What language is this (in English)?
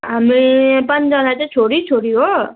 Nepali